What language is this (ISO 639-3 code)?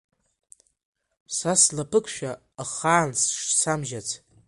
abk